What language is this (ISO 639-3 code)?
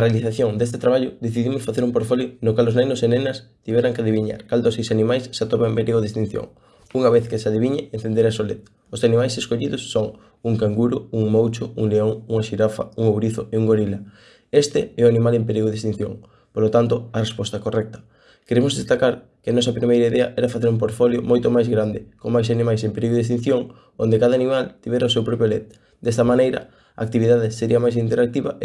glg